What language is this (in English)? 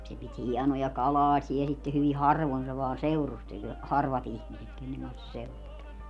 Finnish